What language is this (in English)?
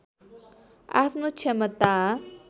Nepali